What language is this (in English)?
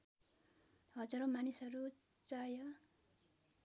Nepali